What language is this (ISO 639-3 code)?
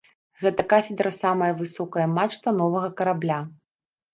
bel